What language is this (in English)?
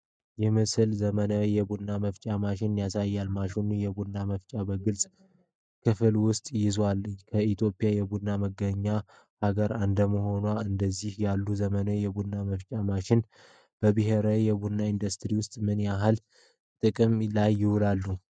Amharic